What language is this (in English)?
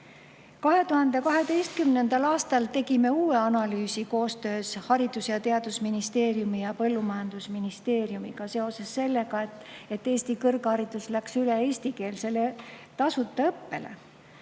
Estonian